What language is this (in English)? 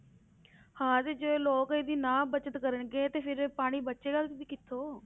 Punjabi